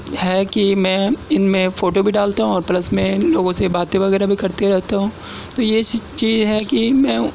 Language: Urdu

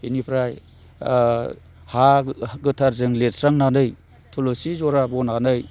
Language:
Bodo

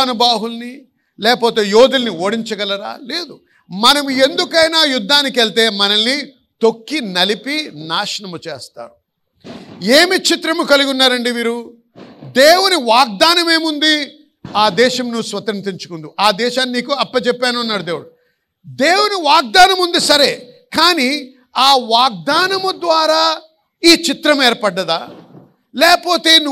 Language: Telugu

